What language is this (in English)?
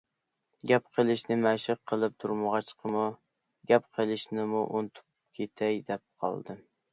Uyghur